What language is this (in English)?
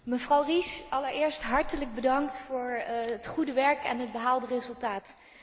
Dutch